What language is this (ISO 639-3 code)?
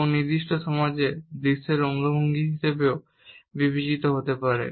ben